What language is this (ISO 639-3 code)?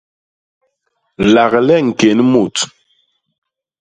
bas